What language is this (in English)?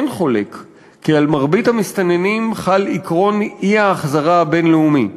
Hebrew